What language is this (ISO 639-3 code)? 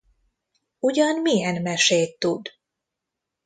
hun